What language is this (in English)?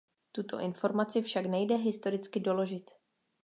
Czech